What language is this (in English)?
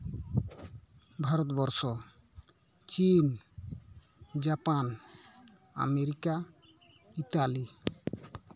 Santali